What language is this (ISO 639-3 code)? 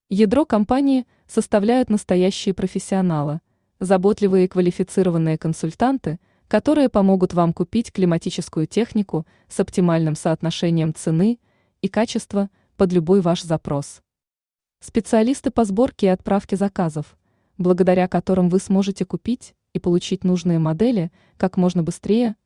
rus